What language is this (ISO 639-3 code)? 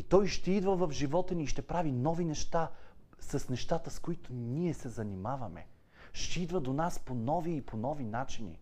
bul